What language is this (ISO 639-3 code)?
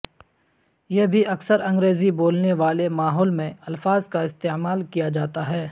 urd